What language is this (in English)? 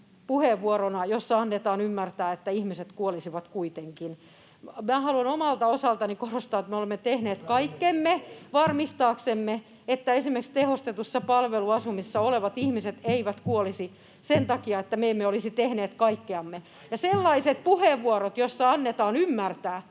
Finnish